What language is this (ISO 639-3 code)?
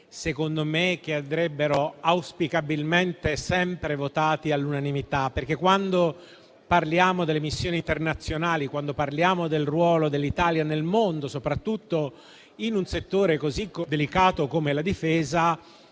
ita